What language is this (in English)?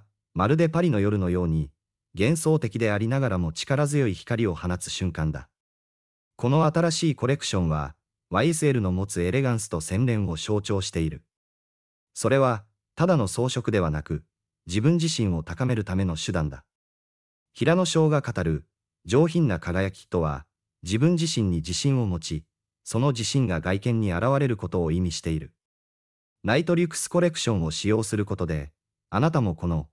Japanese